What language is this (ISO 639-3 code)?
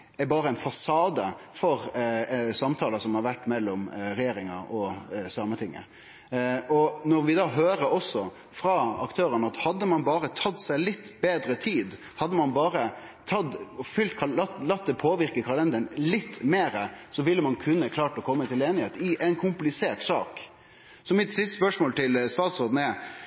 nno